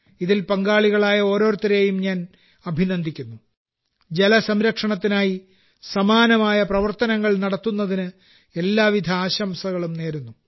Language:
Malayalam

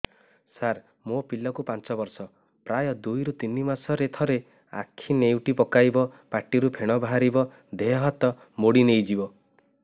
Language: Odia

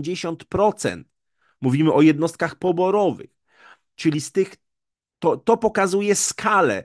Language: Polish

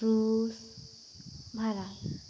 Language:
Santali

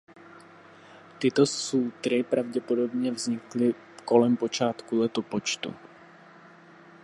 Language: Czech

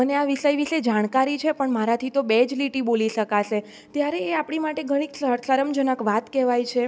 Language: Gujarati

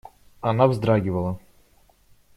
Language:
Russian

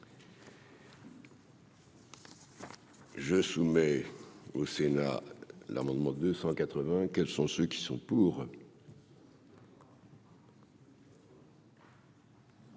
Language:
French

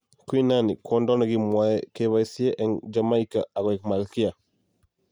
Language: Kalenjin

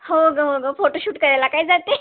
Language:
Marathi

